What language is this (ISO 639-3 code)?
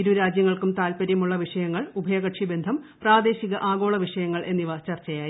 mal